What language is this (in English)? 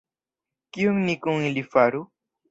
Esperanto